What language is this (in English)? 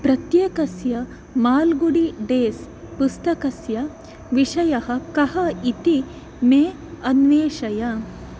Sanskrit